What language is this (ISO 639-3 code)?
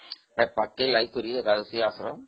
ori